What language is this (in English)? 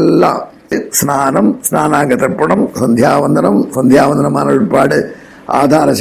Tamil